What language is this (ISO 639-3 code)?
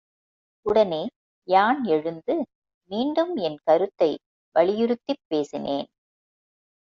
tam